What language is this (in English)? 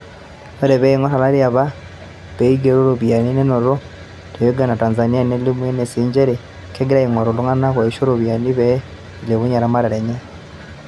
Masai